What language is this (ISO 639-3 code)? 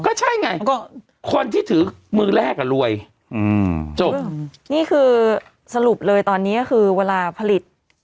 tha